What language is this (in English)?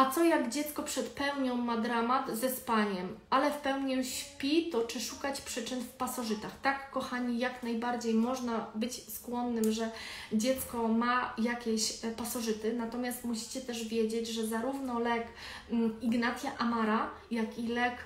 Polish